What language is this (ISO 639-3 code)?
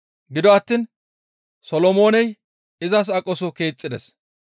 gmv